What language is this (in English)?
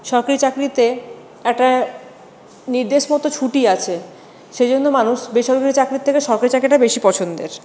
Bangla